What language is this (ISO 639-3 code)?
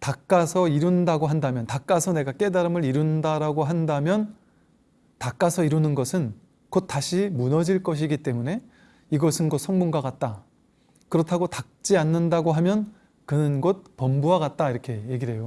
kor